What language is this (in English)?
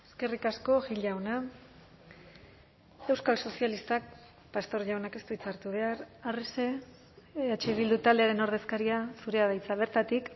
Basque